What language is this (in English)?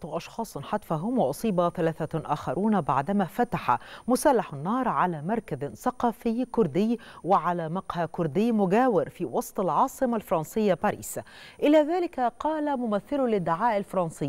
Arabic